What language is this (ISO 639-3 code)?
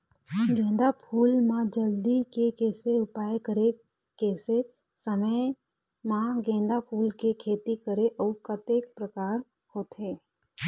hne